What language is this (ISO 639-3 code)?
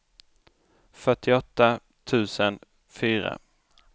swe